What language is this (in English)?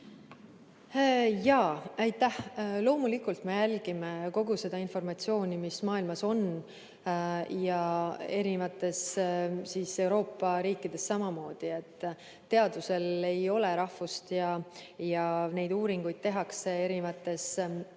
Estonian